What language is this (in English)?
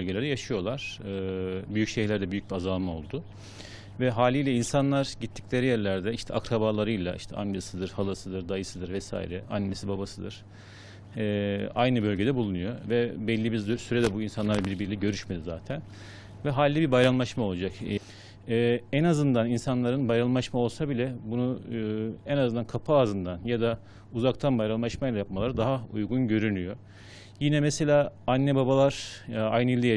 Turkish